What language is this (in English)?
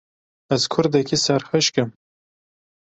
Kurdish